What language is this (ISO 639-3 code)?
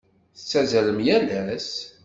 kab